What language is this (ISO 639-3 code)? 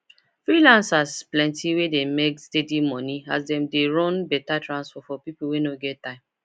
pcm